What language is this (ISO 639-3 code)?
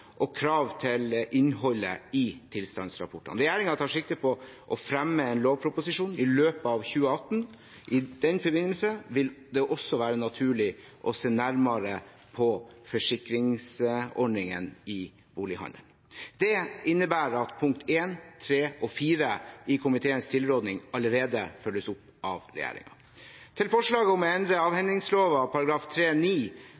nob